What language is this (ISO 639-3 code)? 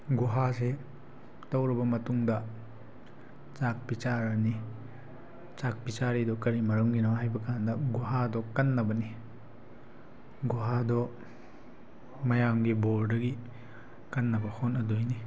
mni